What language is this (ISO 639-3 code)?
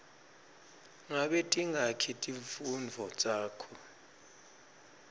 ssw